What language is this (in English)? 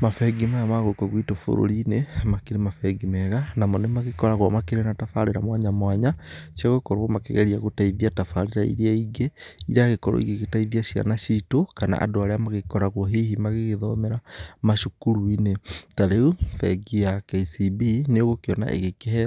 Kikuyu